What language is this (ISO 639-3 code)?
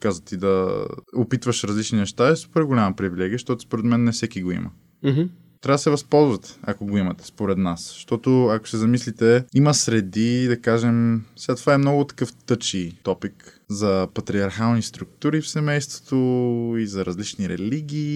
bul